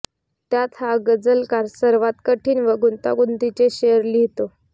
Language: Marathi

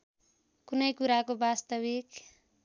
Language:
Nepali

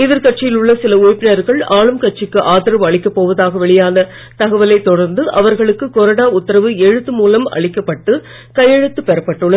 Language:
Tamil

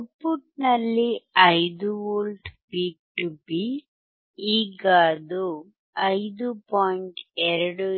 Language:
Kannada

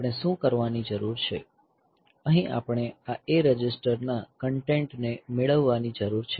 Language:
Gujarati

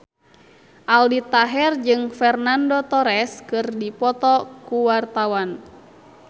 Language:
Sundanese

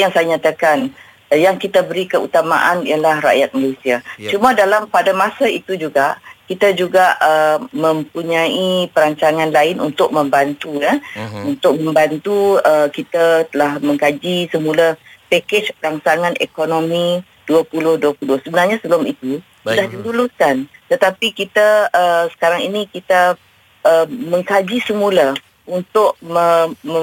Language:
Malay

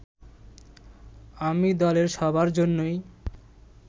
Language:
Bangla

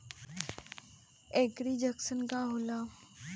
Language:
Bhojpuri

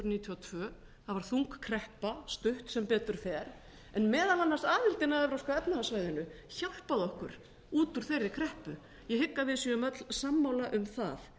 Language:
Icelandic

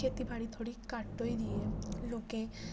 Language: Dogri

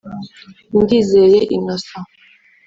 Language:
Kinyarwanda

